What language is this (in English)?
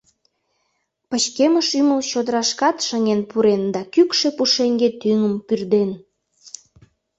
Mari